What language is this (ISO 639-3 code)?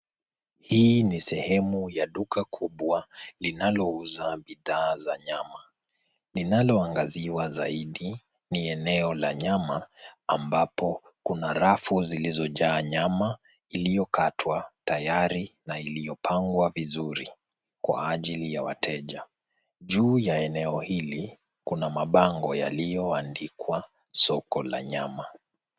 swa